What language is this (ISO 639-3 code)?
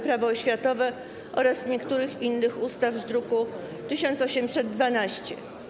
pol